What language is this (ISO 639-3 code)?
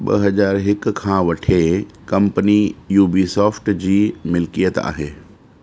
snd